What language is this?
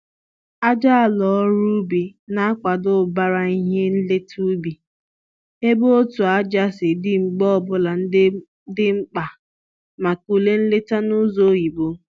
Igbo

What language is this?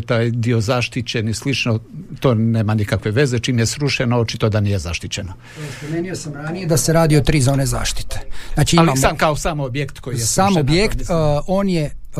Croatian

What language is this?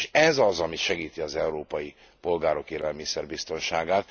Hungarian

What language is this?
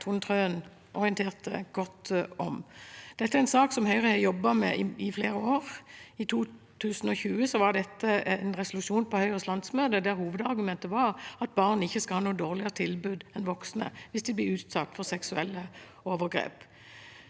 Norwegian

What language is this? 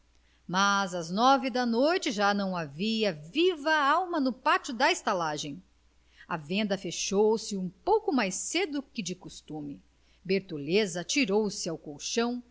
Portuguese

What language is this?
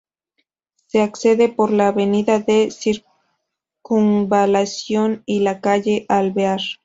Spanish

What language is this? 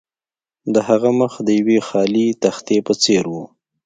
Pashto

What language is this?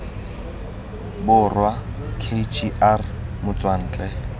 Tswana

